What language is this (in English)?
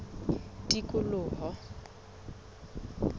Southern Sotho